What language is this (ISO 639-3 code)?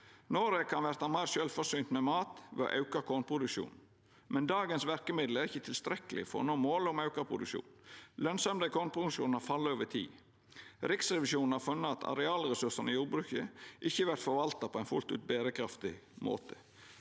nor